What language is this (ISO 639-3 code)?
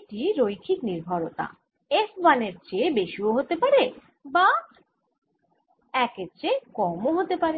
ben